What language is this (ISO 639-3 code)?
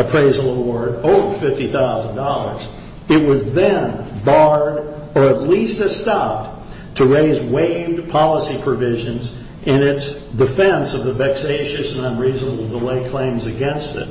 eng